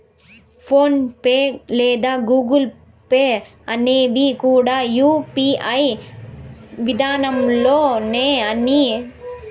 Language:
Telugu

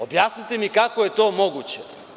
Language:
Serbian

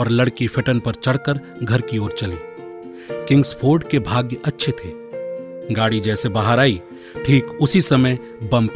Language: Hindi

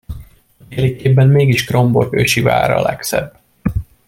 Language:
Hungarian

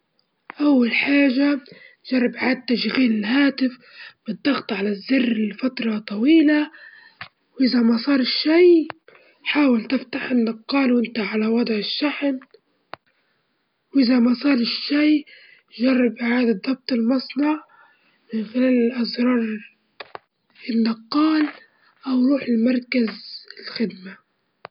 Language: Libyan Arabic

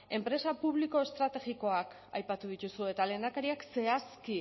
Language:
Basque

